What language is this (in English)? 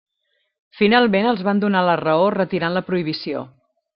Catalan